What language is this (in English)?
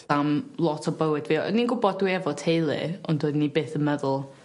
Welsh